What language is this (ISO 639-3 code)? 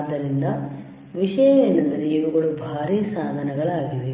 kan